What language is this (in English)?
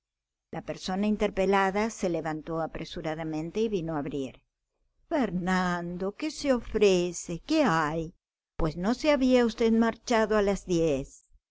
Spanish